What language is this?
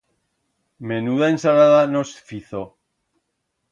Aragonese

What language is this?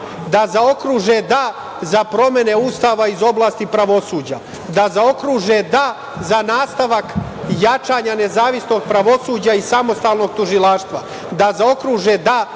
Serbian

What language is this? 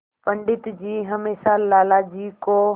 Hindi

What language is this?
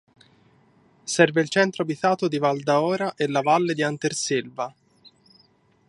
Italian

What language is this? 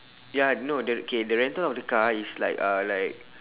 English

